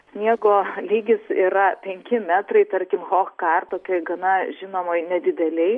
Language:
Lithuanian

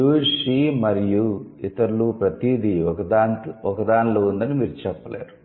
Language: Telugu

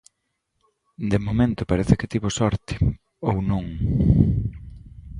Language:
Galician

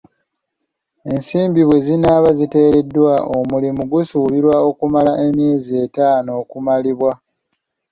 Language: Ganda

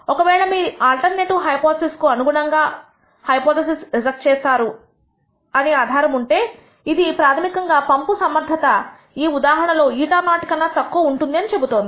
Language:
Telugu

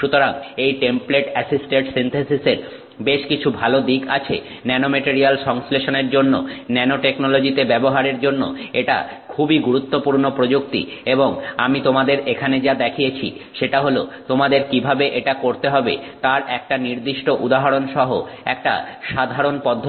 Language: Bangla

